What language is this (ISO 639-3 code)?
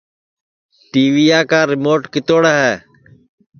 ssi